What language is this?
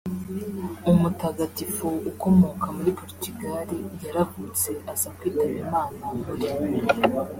Kinyarwanda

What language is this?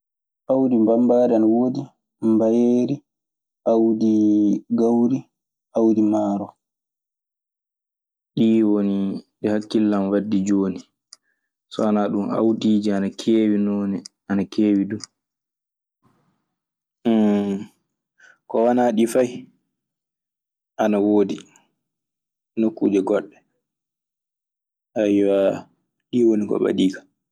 Maasina Fulfulde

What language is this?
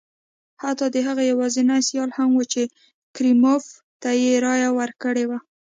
Pashto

